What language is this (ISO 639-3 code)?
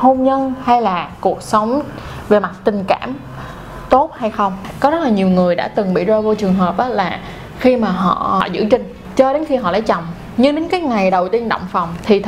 vie